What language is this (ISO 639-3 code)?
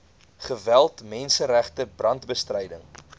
afr